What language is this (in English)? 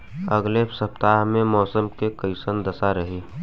Bhojpuri